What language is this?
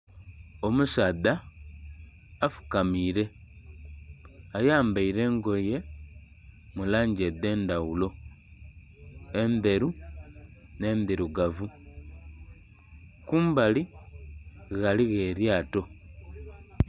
Soga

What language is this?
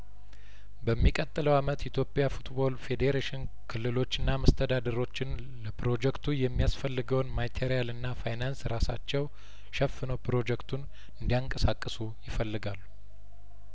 Amharic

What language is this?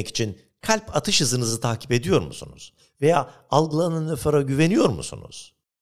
Turkish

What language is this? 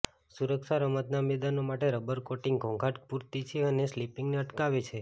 Gujarati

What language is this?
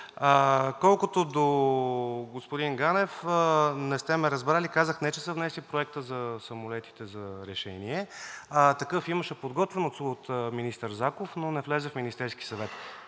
Bulgarian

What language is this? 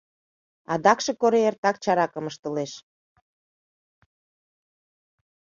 Mari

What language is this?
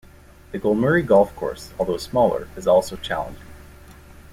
English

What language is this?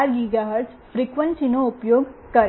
Gujarati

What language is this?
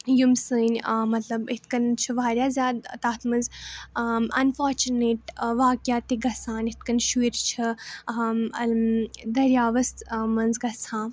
Kashmiri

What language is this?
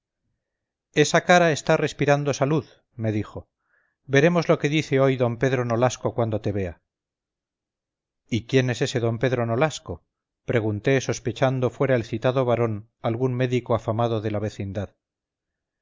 Spanish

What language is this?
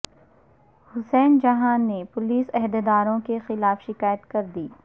Urdu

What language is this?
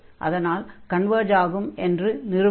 Tamil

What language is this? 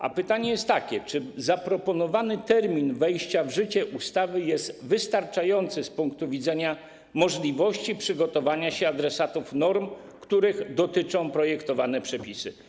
Polish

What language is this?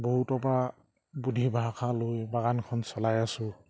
Assamese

